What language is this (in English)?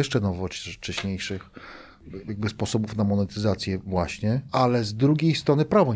Polish